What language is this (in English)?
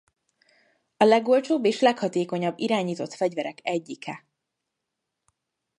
Hungarian